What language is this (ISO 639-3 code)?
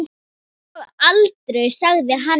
isl